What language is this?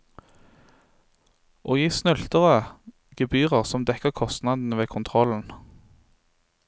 Norwegian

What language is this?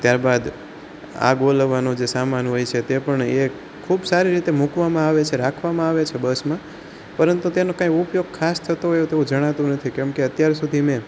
Gujarati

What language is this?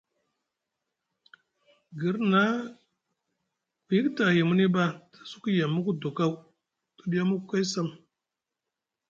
Musgu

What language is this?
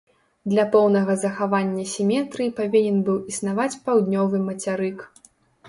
Belarusian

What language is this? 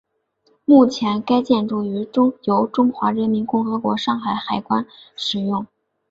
Chinese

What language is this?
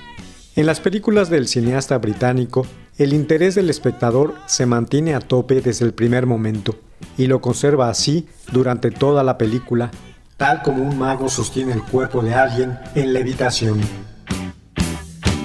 Spanish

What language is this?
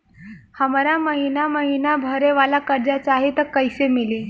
Bhojpuri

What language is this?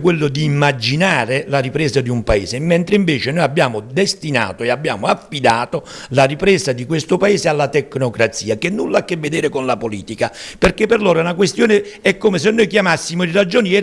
Italian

